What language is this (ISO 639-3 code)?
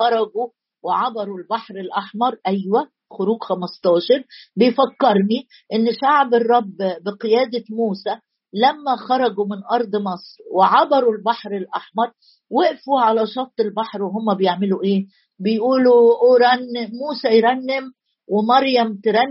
ara